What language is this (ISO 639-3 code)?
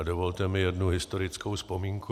ces